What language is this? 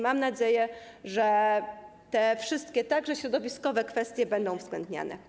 Polish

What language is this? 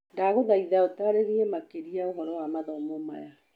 Kikuyu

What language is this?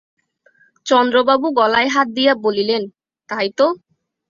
Bangla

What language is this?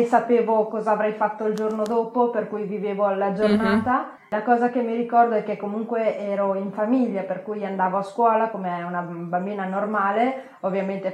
Italian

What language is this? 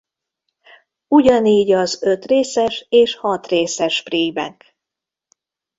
Hungarian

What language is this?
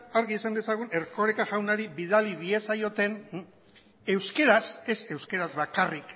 Basque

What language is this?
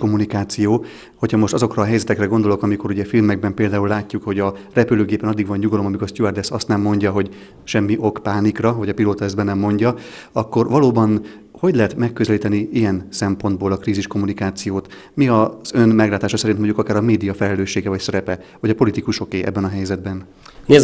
Hungarian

